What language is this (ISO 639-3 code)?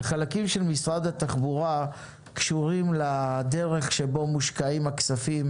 heb